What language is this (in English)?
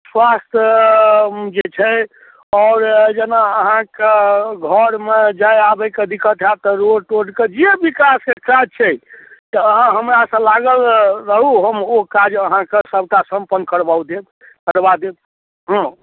Maithili